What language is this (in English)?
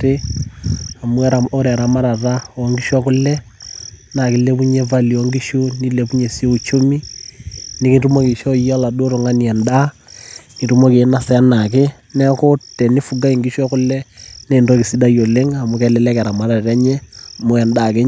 Masai